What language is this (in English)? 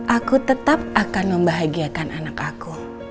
Indonesian